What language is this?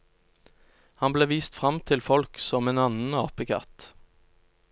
Norwegian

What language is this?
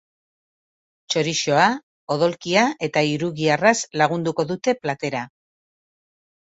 Basque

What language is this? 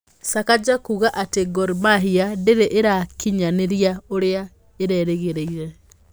Kikuyu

